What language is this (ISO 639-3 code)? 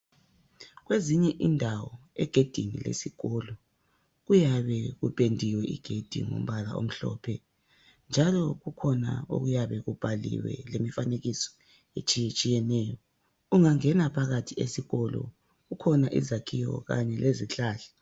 nde